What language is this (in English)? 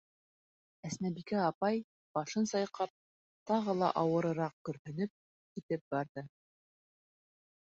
Bashkir